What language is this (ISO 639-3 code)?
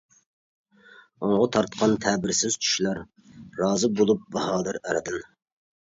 uig